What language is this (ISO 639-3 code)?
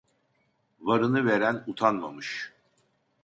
tur